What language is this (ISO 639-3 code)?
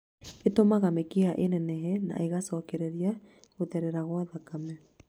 kik